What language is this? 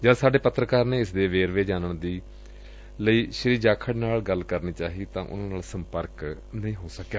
Punjabi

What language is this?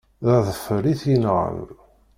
Kabyle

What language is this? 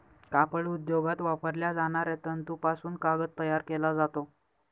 Marathi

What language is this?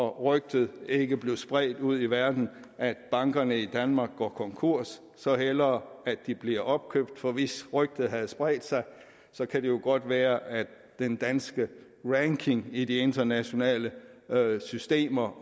Danish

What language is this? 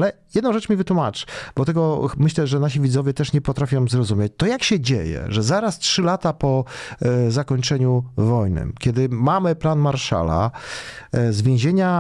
Polish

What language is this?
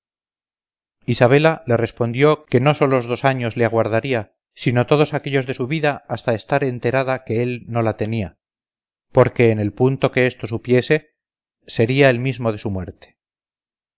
Spanish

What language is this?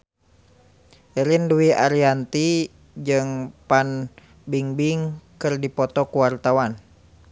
Sundanese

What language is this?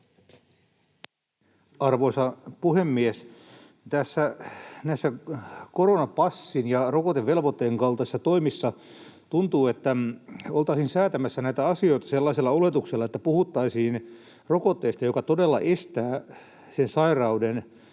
Finnish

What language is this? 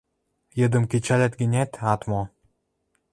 Western Mari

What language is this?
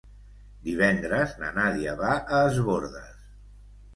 Catalan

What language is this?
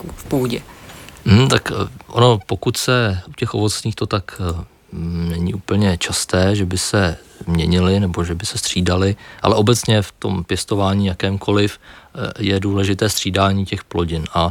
Czech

